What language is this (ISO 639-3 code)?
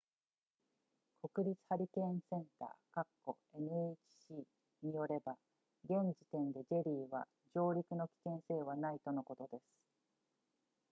jpn